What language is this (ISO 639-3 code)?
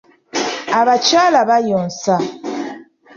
lug